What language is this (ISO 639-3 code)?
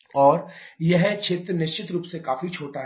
hin